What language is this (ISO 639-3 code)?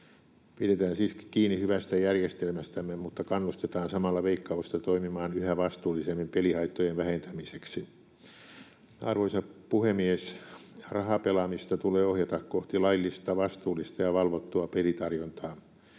fin